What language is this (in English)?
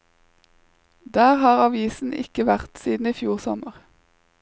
Norwegian